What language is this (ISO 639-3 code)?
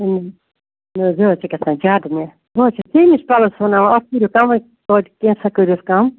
kas